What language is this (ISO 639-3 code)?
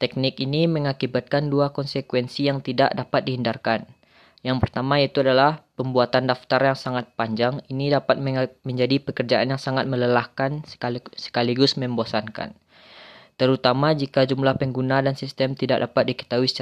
ind